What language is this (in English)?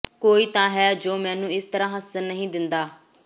Punjabi